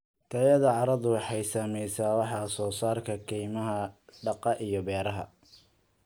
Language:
Somali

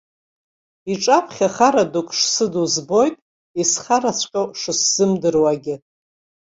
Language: Abkhazian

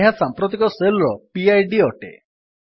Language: Odia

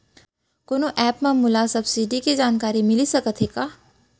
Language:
Chhattisgarhi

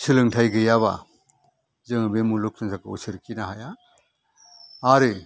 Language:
Bodo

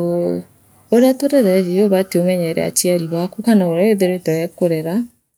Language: Meru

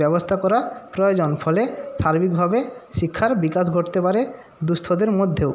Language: Bangla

